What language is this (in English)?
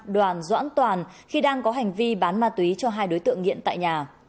Vietnamese